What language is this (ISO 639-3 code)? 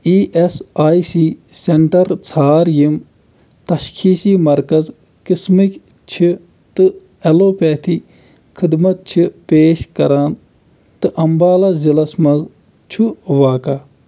kas